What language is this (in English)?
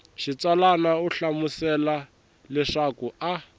Tsonga